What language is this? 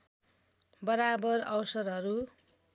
Nepali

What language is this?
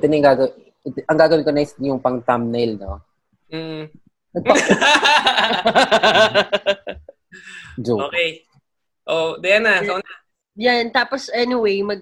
Filipino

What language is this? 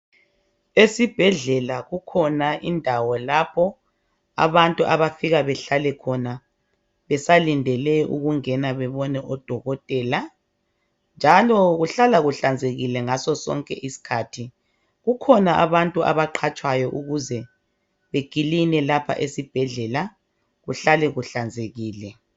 North Ndebele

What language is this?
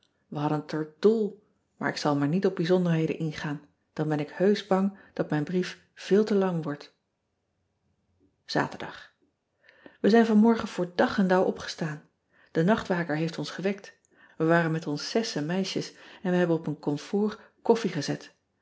Dutch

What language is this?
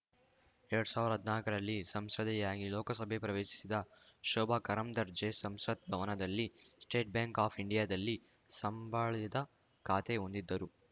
Kannada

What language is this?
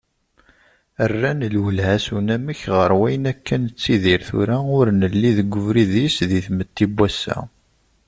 Kabyle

